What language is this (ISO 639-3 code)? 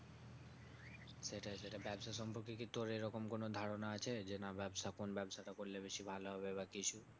ben